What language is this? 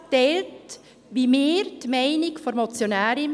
Swiss German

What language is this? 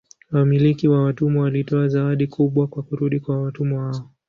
Swahili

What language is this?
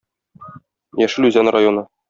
Tatar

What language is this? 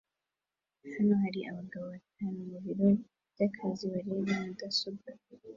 Kinyarwanda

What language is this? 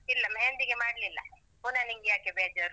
Kannada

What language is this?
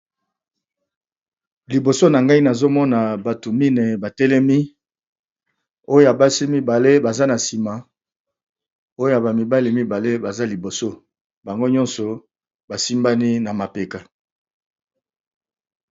Lingala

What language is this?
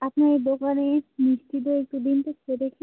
Bangla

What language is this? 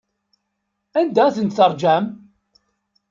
Kabyle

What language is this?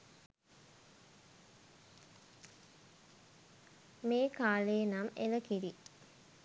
Sinhala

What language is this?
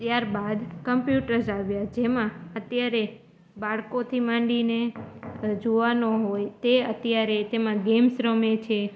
Gujarati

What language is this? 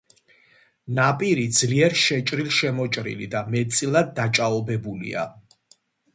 Georgian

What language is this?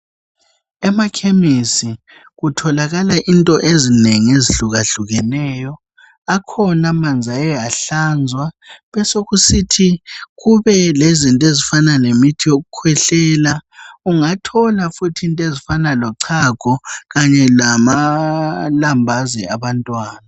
North Ndebele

